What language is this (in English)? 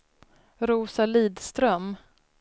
Swedish